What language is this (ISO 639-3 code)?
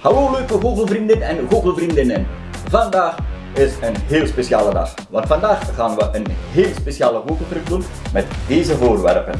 nld